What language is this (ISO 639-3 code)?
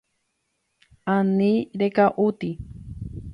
grn